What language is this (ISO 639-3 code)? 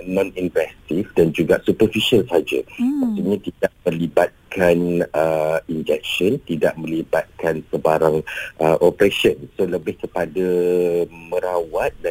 msa